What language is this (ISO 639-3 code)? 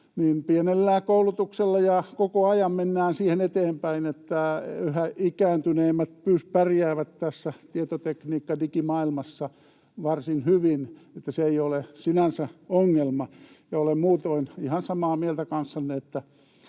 fin